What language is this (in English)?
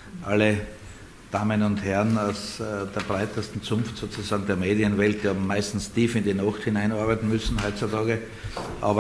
German